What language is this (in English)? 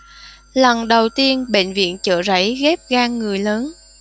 Vietnamese